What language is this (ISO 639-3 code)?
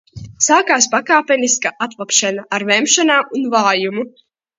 lav